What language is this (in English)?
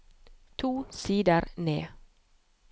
Norwegian